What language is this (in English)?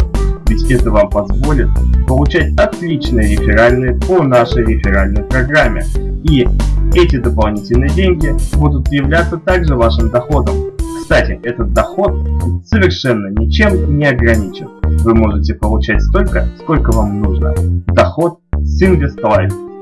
Russian